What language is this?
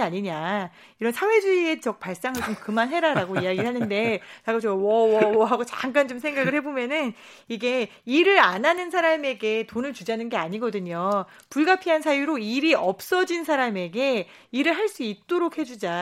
Korean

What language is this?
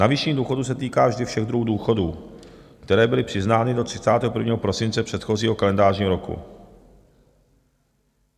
Czech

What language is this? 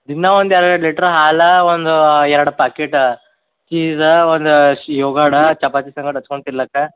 Kannada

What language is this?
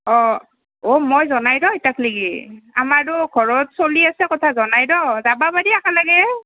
Assamese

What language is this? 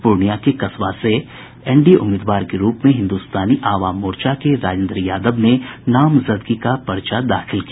Hindi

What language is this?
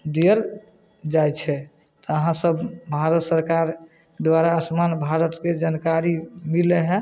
Maithili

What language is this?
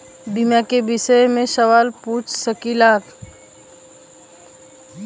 Bhojpuri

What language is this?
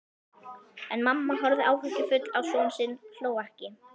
Icelandic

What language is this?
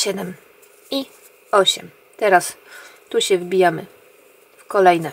Polish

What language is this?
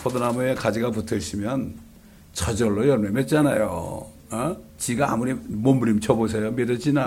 Korean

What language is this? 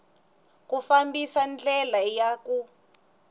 Tsonga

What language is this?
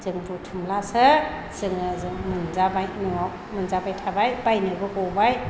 Bodo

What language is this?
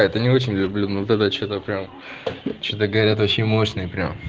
Russian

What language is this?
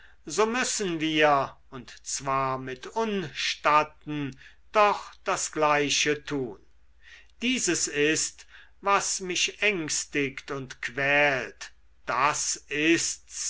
German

